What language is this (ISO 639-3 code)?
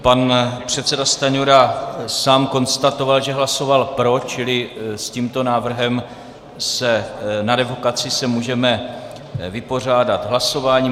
ces